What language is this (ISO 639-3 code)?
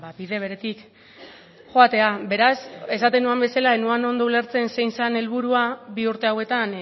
eus